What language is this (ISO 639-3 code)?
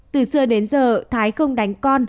vie